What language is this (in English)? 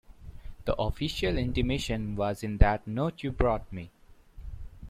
English